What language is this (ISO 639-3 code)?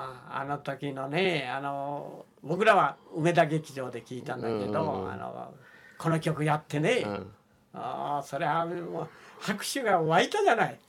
jpn